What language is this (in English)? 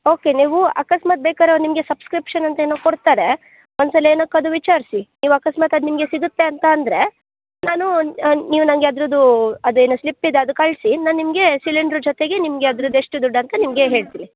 Kannada